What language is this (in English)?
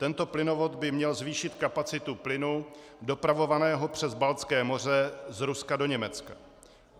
Czech